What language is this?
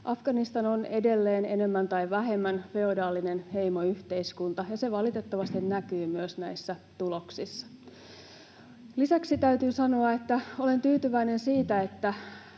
Finnish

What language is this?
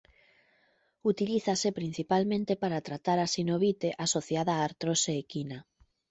Galician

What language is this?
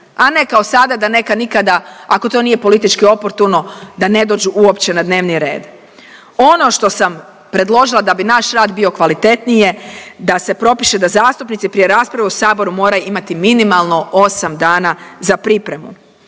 Croatian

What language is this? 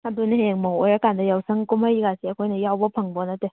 Manipuri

